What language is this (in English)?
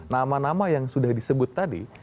Indonesian